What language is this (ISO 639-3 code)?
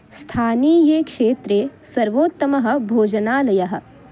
san